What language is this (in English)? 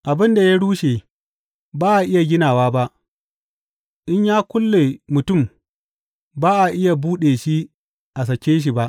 Hausa